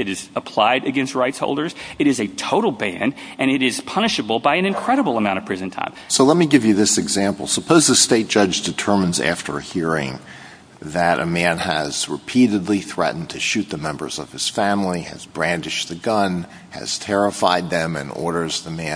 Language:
English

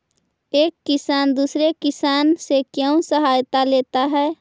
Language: Magahi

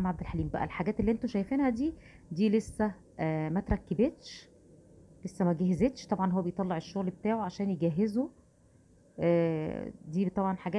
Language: Arabic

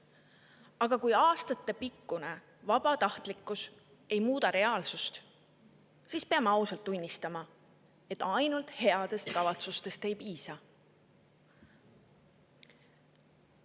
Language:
Estonian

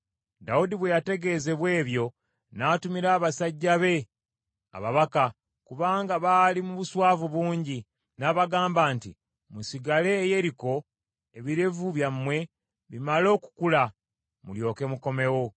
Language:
Ganda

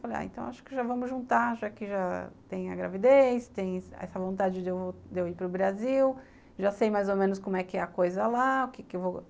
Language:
Portuguese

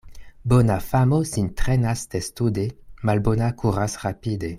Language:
Esperanto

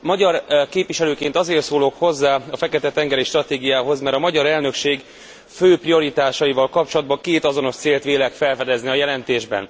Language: Hungarian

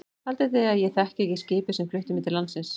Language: Icelandic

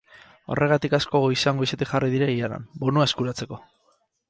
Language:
Basque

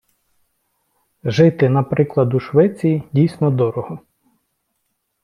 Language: Ukrainian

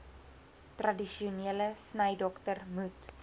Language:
Afrikaans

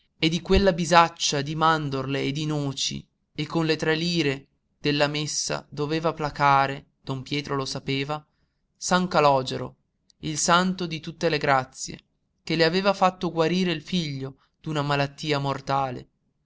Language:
Italian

